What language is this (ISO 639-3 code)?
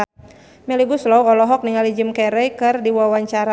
sun